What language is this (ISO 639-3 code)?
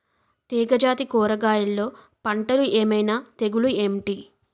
tel